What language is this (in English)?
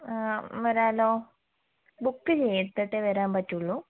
Malayalam